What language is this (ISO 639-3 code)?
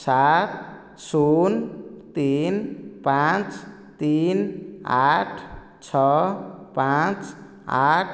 ori